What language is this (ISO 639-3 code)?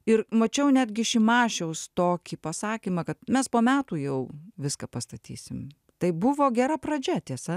lit